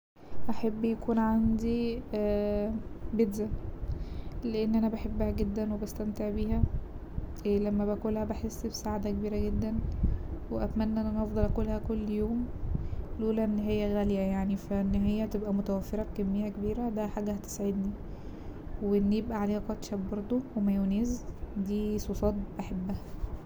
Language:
Egyptian Arabic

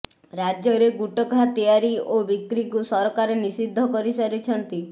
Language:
Odia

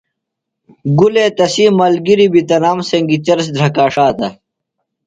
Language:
Phalura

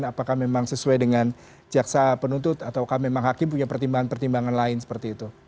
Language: Indonesian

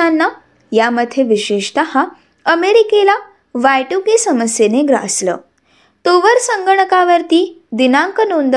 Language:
Marathi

